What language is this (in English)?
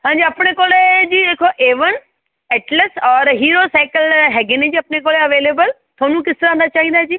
Punjabi